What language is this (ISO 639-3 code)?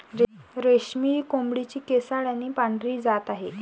mar